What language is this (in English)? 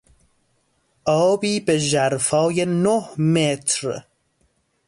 Persian